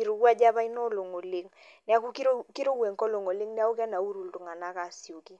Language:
Masai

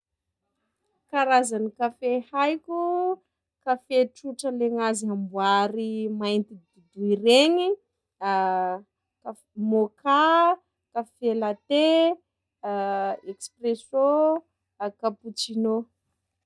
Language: Sakalava Malagasy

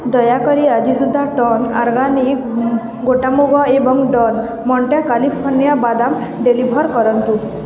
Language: Odia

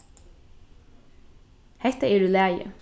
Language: Faroese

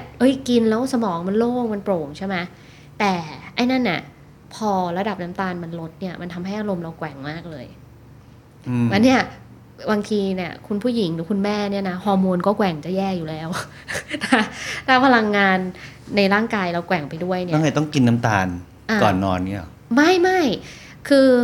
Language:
Thai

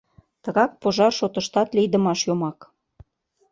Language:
Mari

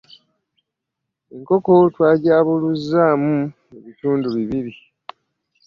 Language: Ganda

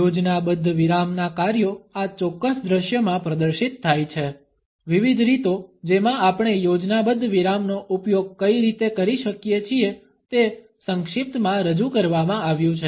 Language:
Gujarati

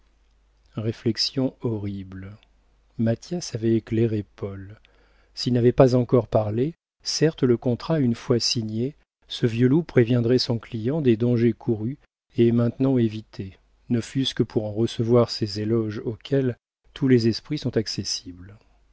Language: French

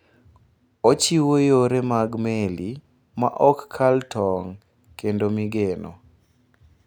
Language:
Luo (Kenya and Tanzania)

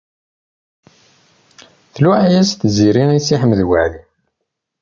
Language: Kabyle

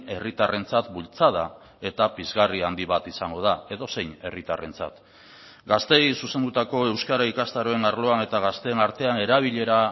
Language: Basque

